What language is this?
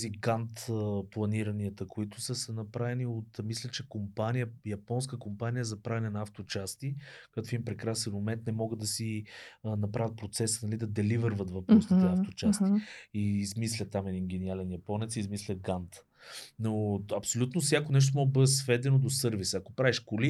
Bulgarian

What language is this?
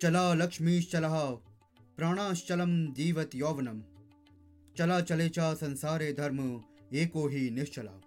Hindi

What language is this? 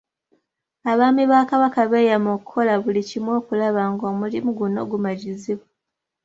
Ganda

